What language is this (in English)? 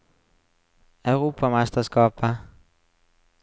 Norwegian